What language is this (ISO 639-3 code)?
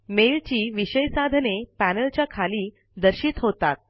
mar